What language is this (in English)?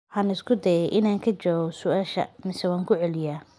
Somali